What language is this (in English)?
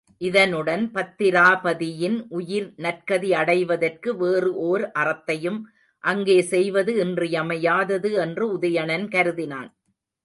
Tamil